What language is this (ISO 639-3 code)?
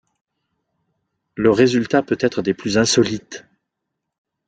fra